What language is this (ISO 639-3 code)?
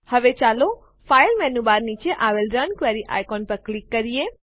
guj